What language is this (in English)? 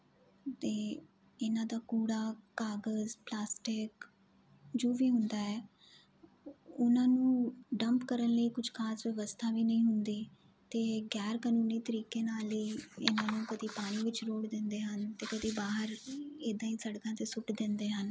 Punjabi